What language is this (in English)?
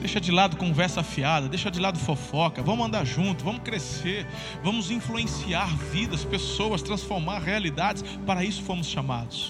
Portuguese